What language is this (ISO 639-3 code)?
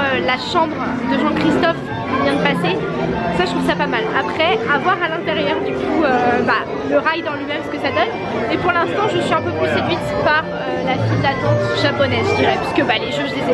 fra